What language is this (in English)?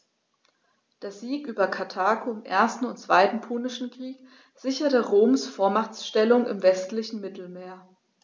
German